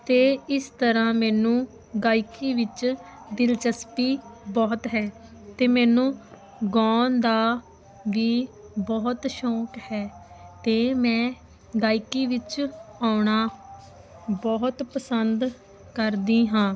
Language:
Punjabi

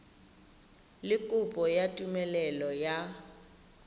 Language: Tswana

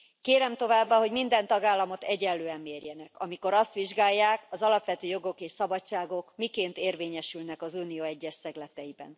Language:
Hungarian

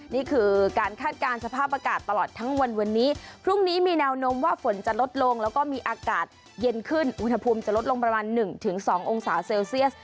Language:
Thai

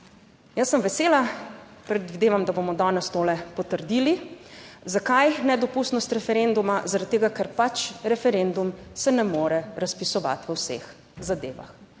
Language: Slovenian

